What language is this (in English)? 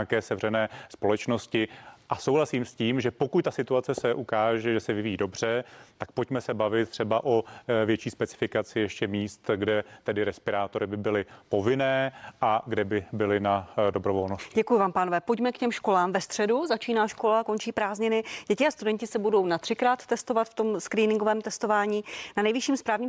Czech